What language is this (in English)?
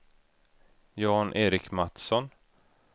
Swedish